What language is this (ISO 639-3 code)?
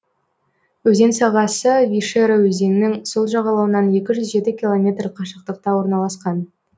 kaz